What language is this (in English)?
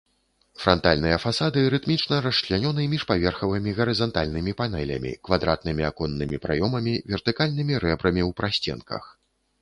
Belarusian